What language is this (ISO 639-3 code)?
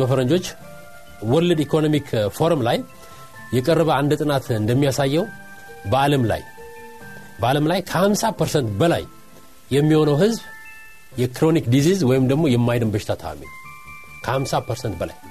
amh